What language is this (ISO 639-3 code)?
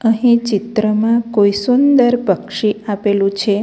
guj